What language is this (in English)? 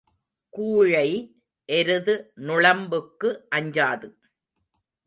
Tamil